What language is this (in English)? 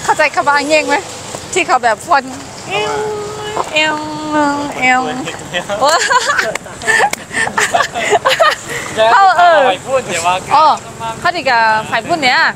Thai